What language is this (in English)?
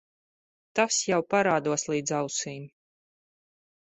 Latvian